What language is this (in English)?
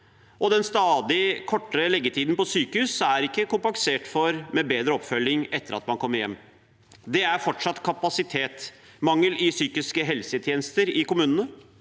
Norwegian